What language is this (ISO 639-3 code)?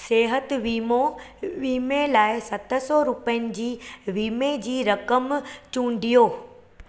snd